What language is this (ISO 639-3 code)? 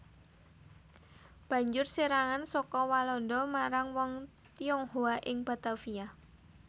jav